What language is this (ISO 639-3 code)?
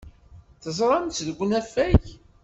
kab